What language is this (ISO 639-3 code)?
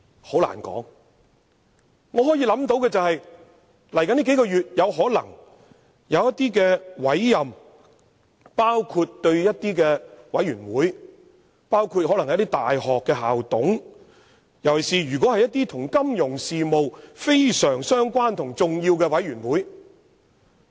yue